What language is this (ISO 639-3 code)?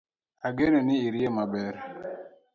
luo